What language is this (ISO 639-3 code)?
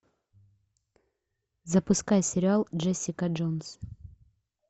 rus